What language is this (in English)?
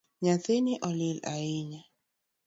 Luo (Kenya and Tanzania)